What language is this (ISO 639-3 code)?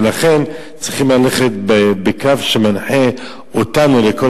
heb